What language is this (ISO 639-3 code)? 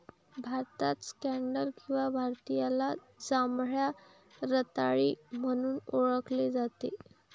mar